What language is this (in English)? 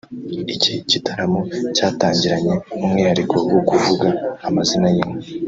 Kinyarwanda